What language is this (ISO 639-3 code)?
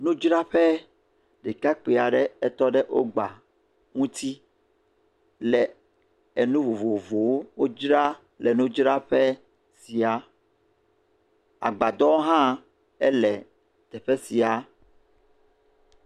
ewe